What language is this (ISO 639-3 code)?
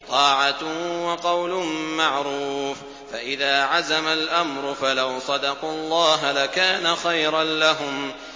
ara